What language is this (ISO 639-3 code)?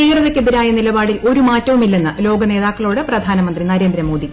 mal